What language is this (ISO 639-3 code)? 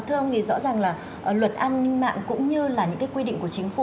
vie